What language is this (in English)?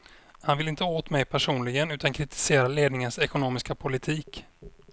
Swedish